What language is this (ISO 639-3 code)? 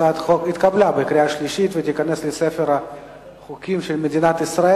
heb